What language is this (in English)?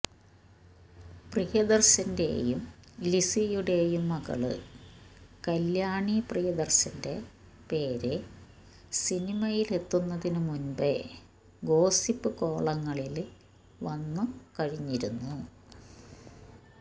Malayalam